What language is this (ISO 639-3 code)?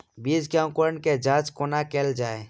mai